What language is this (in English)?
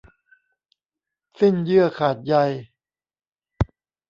Thai